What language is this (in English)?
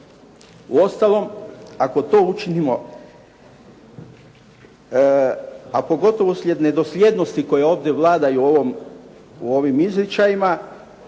Croatian